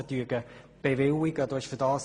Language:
Swiss German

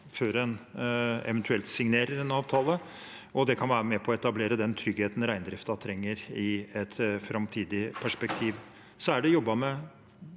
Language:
Norwegian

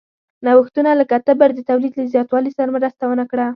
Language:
Pashto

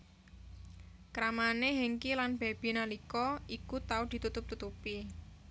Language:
Javanese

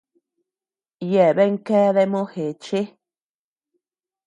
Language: Tepeuxila Cuicatec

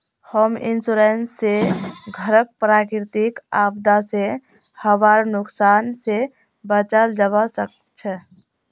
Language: Magahi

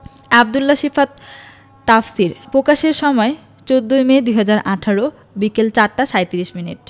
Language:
Bangla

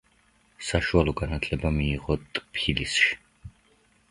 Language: Georgian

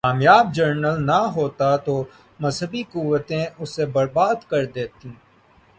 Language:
Urdu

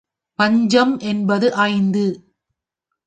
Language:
Tamil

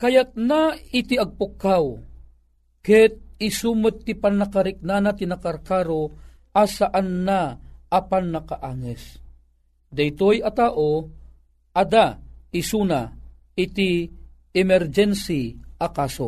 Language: Filipino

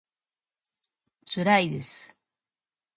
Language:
Japanese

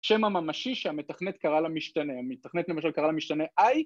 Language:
Hebrew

